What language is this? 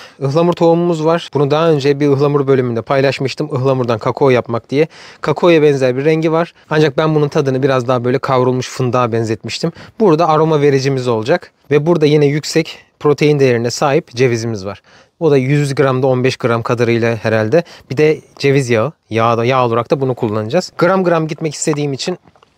Turkish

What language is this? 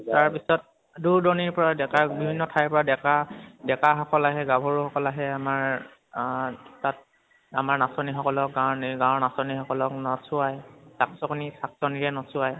Assamese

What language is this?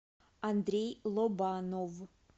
Russian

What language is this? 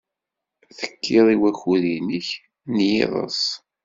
Kabyle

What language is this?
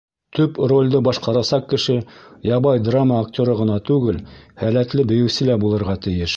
Bashkir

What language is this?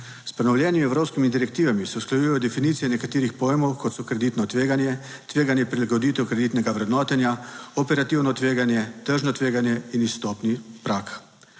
Slovenian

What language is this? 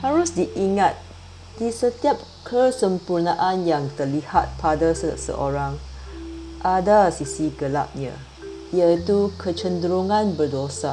Malay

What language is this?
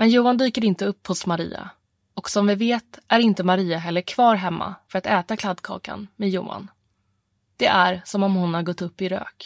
Swedish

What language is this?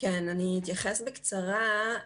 Hebrew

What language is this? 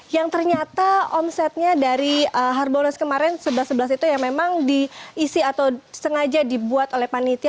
Indonesian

